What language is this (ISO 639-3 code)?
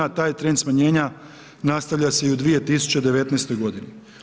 hrv